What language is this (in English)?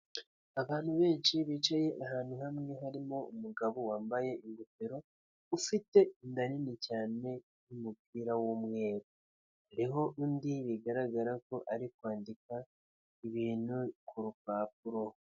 Kinyarwanda